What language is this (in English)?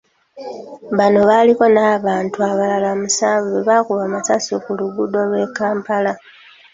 Ganda